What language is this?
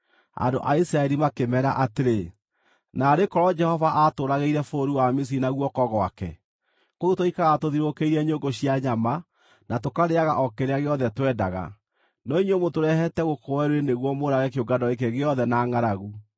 Kikuyu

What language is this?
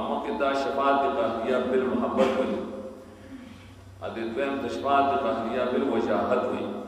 Portuguese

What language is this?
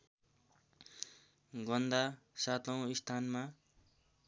Nepali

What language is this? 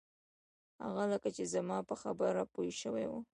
Pashto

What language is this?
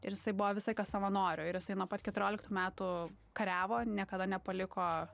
Lithuanian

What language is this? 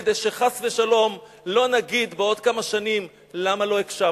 Hebrew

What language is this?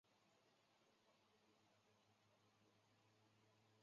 Chinese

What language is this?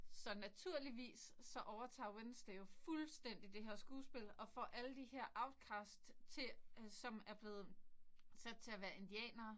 Danish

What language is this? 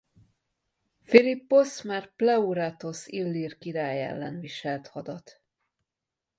Hungarian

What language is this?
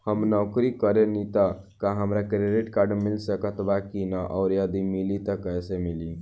Bhojpuri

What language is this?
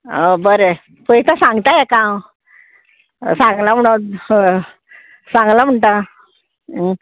Konkani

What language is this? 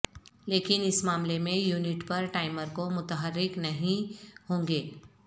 Urdu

